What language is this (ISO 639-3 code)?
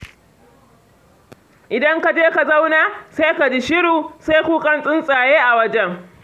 hau